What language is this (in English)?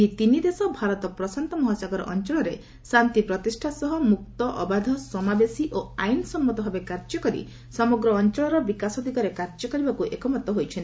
Odia